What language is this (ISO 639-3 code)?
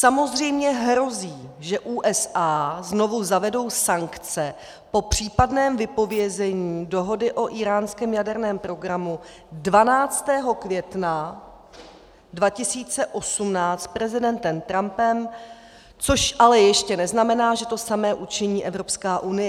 ces